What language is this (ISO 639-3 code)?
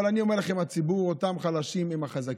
heb